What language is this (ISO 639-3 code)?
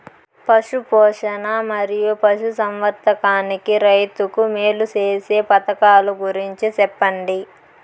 tel